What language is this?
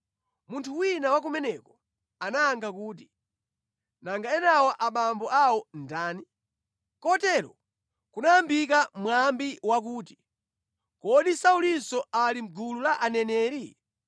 Nyanja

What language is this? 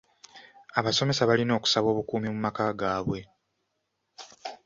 Ganda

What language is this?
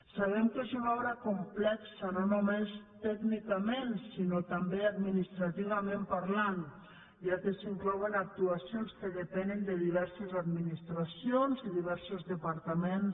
Catalan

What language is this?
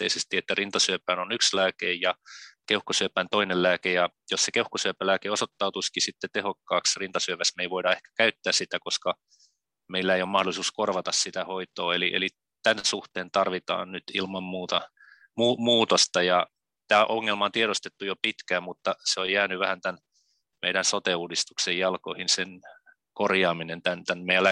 Finnish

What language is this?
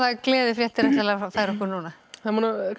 Icelandic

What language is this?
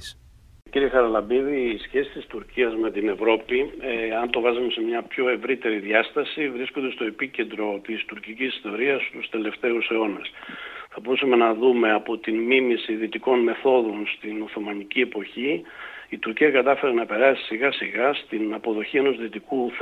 Greek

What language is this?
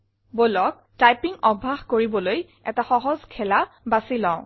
Assamese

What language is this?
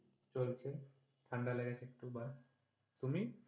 Bangla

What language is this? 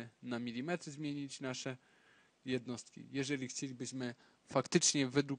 Polish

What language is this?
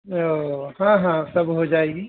Urdu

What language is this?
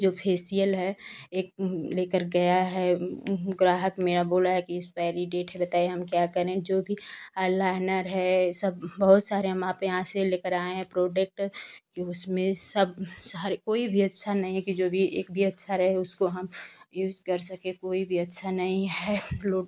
Hindi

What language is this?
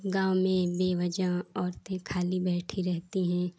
Hindi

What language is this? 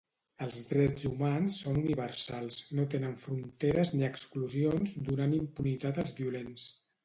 Catalan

